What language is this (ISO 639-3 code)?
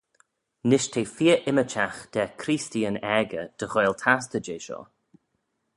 glv